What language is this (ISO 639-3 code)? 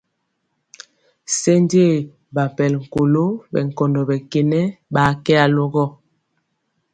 mcx